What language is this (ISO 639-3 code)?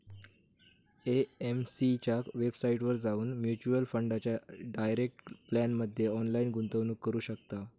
mar